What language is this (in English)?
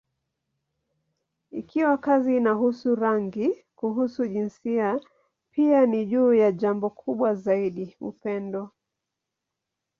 Swahili